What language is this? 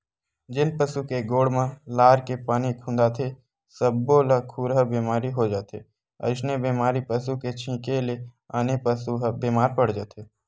Chhattisgarhi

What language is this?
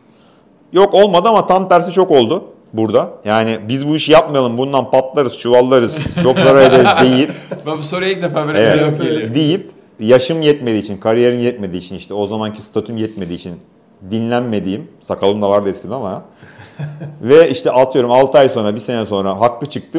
Turkish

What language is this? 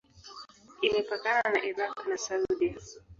Swahili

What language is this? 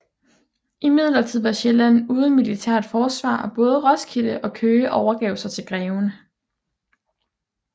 Danish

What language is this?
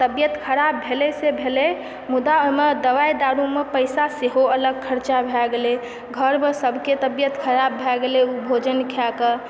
Maithili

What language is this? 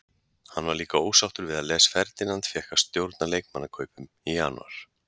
Icelandic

